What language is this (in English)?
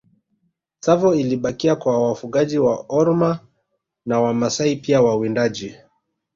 Swahili